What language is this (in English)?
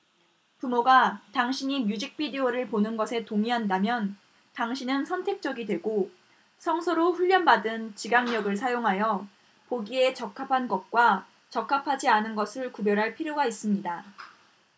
Korean